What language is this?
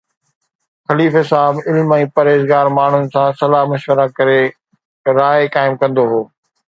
Sindhi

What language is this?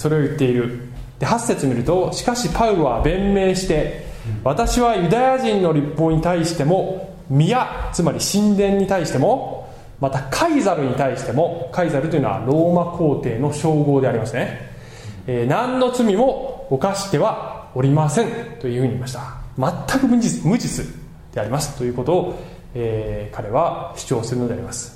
Japanese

